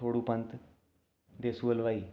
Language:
Dogri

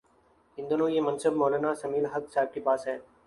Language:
Urdu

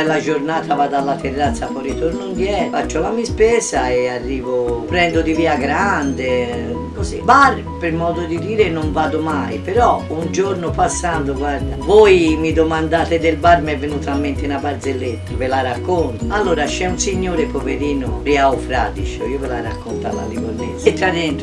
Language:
Italian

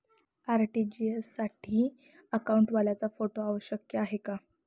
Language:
Marathi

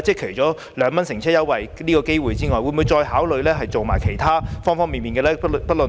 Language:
Cantonese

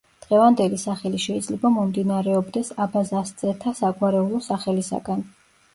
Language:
Georgian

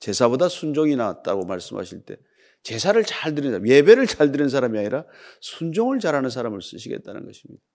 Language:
Korean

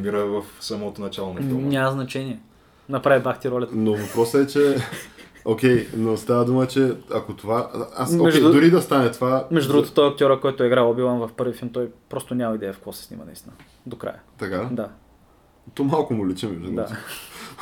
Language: Bulgarian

